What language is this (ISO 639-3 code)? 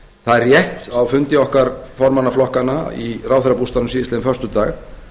isl